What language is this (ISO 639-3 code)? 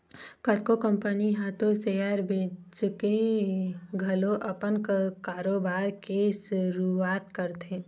hne